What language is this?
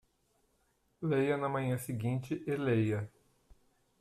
Portuguese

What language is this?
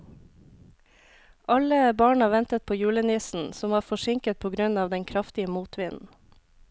Norwegian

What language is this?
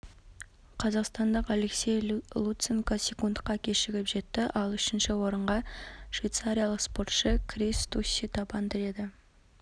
Kazakh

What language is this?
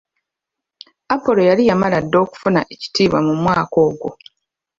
Ganda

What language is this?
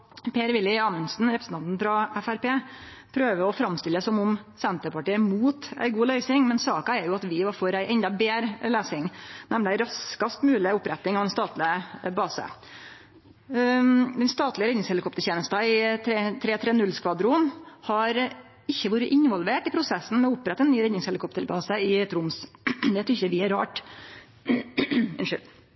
Norwegian Nynorsk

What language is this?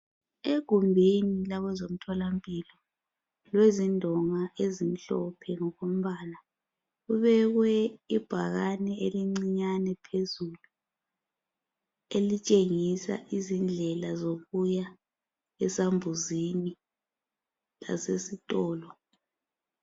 North Ndebele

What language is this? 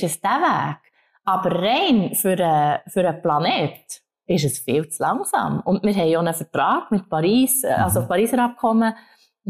German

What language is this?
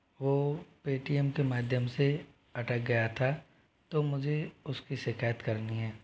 Hindi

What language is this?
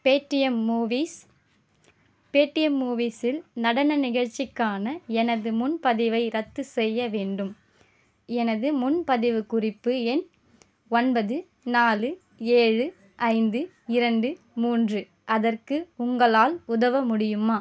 Tamil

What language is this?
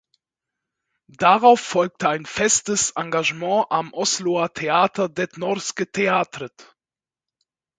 German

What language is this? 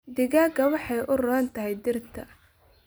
Somali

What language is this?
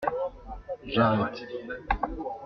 French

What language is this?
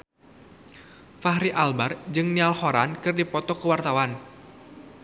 Sundanese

